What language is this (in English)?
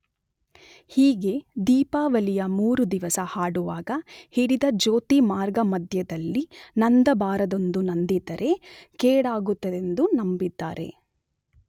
Kannada